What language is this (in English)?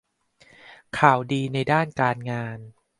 Thai